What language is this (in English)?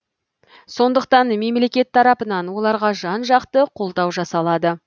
Kazakh